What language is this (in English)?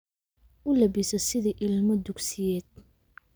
Somali